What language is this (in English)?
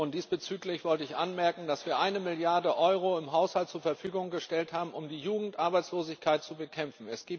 German